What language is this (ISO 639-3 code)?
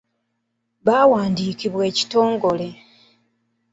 lug